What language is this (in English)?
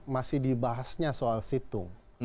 Indonesian